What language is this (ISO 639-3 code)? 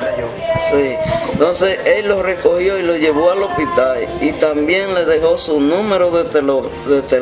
spa